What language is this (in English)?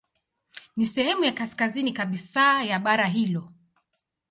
Swahili